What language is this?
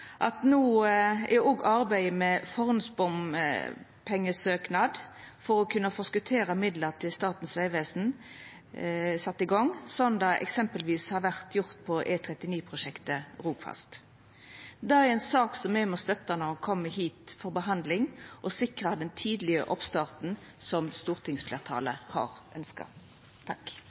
Norwegian Nynorsk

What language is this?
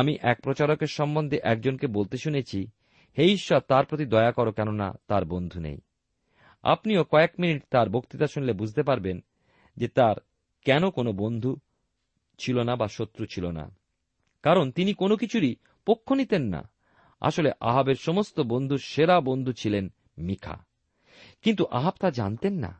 Bangla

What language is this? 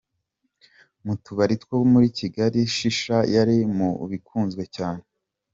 Kinyarwanda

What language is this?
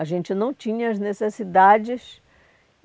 Portuguese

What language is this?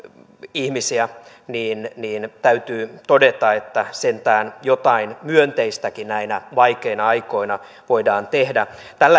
Finnish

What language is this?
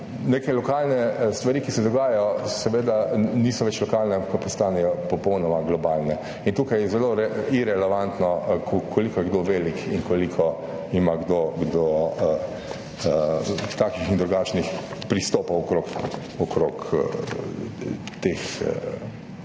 Slovenian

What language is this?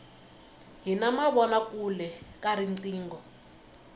Tsonga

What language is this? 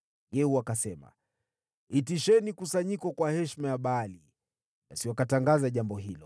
Swahili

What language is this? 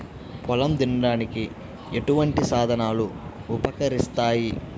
Telugu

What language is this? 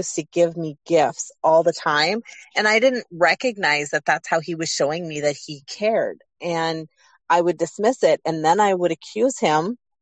English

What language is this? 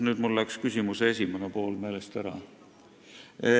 Estonian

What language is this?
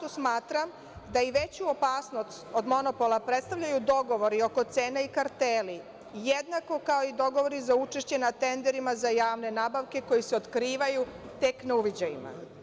Serbian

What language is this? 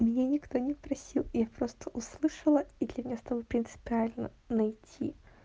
Russian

